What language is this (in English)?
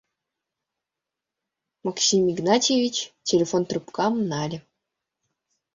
Mari